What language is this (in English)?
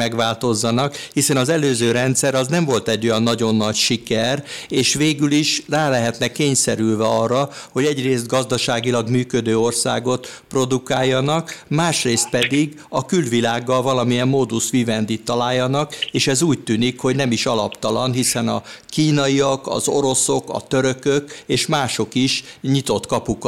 Hungarian